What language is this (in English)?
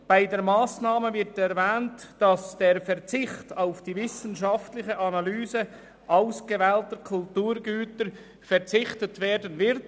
Swiss German